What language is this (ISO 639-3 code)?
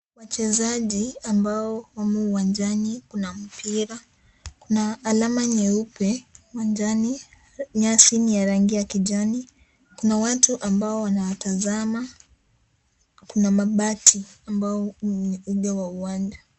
swa